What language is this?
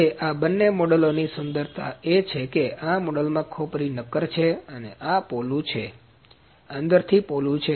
Gujarati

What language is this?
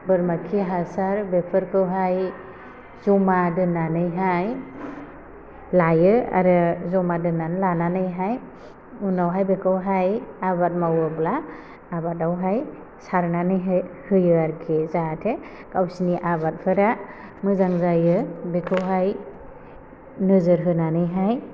Bodo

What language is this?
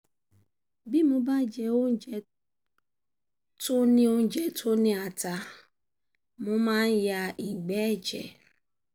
Yoruba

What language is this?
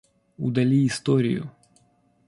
Russian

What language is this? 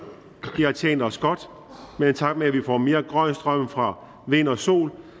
Danish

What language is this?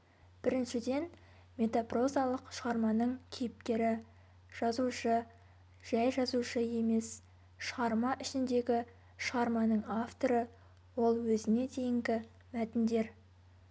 Kazakh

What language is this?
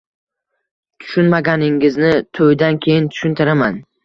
Uzbek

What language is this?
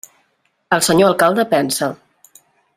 Catalan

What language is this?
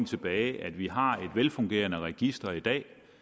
Danish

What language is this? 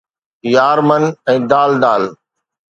Sindhi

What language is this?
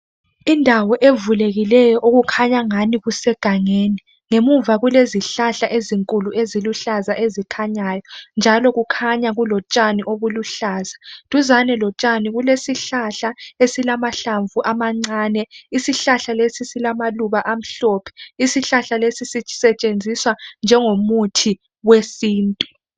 North Ndebele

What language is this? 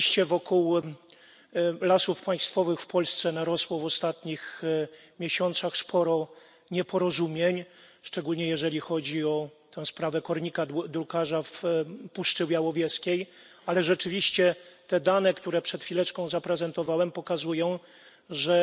Polish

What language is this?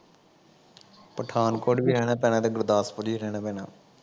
Punjabi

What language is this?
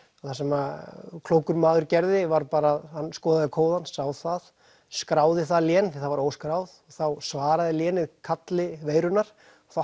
Icelandic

